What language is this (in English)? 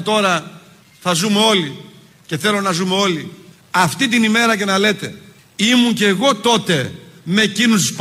Greek